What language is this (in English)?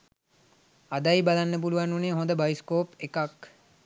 Sinhala